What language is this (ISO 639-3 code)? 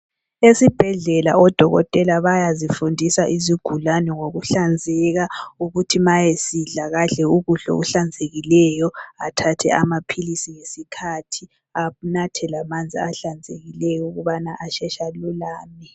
nde